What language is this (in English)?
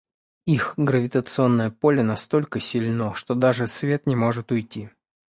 Russian